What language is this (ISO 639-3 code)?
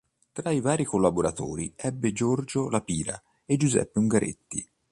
ita